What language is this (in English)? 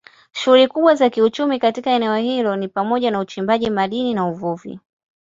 Swahili